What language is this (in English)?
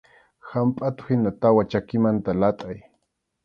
Arequipa-La Unión Quechua